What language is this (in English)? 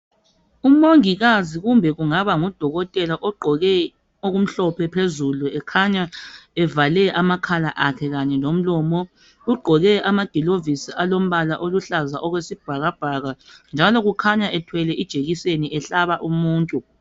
North Ndebele